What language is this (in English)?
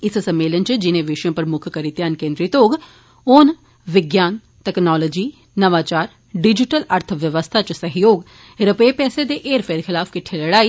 Dogri